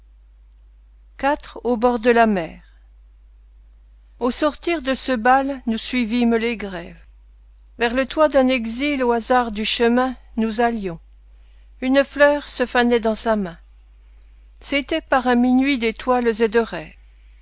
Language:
French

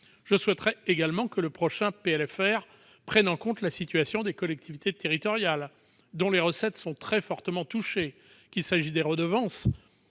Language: French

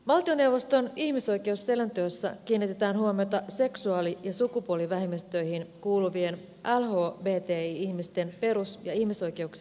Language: Finnish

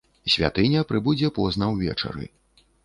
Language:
Belarusian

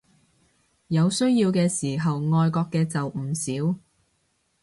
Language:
Cantonese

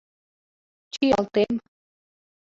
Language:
Mari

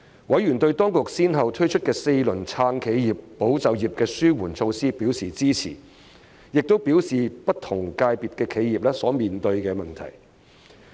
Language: Cantonese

